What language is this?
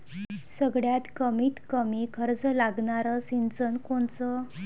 Marathi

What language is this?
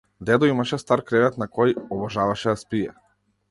Macedonian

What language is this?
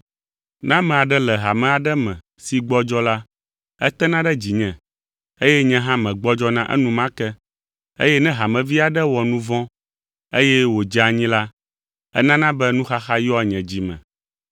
Ewe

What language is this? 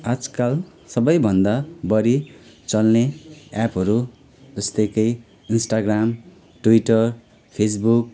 Nepali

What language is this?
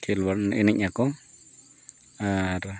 Santali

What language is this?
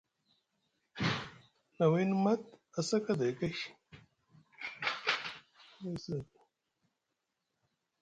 Musgu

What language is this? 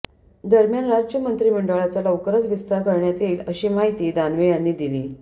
Marathi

